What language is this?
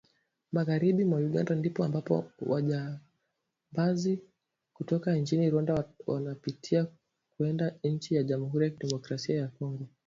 Swahili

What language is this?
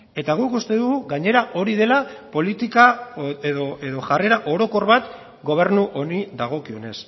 Basque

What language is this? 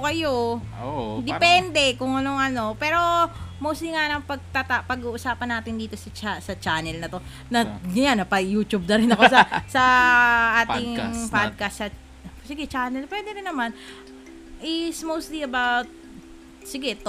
Filipino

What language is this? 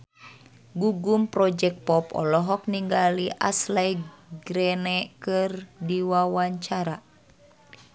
Sundanese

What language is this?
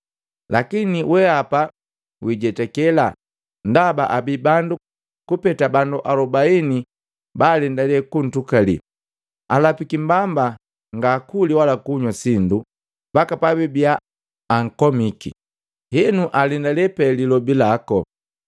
Matengo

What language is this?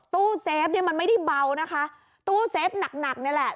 Thai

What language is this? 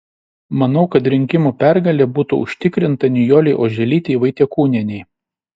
Lithuanian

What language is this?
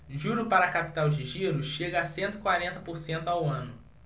Portuguese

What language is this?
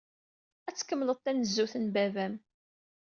Kabyle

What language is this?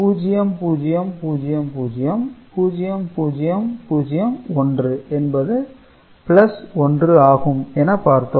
Tamil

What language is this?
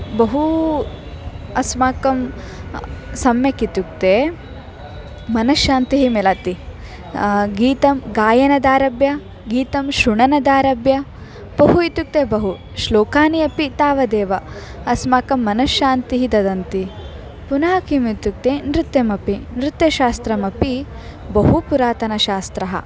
Sanskrit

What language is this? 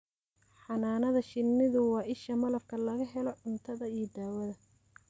Somali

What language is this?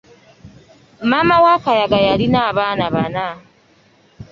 Ganda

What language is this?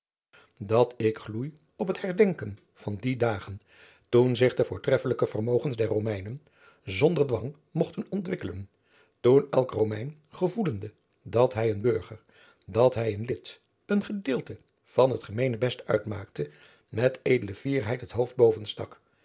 Dutch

